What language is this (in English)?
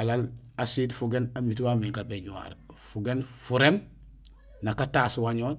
Gusilay